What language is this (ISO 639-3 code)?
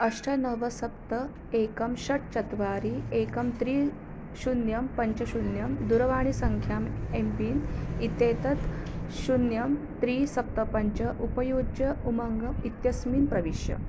san